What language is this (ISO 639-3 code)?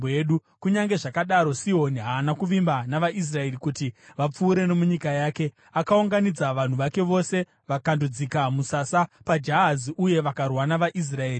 sna